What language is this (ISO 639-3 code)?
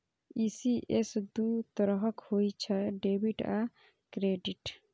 mai